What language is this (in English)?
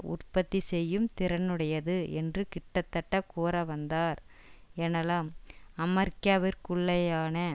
Tamil